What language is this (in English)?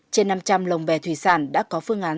Vietnamese